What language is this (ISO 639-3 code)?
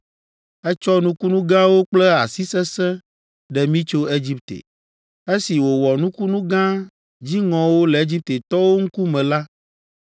ewe